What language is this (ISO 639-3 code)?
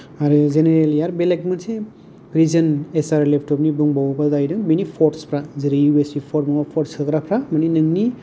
brx